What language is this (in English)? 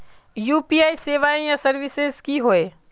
Magahi